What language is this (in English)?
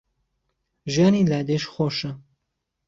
Central Kurdish